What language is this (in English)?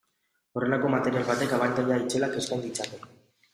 Basque